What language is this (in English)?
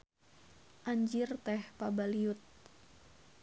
Sundanese